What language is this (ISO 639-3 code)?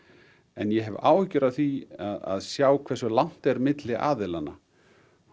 isl